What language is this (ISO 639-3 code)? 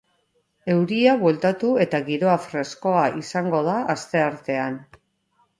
eus